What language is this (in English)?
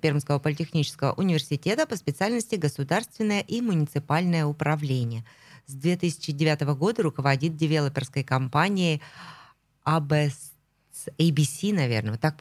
Russian